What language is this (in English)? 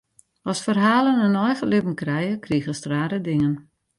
Western Frisian